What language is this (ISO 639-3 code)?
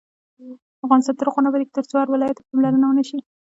pus